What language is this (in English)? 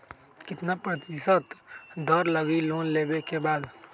Magahi